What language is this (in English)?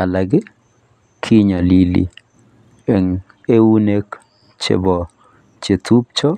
Kalenjin